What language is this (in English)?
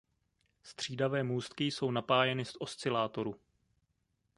Czech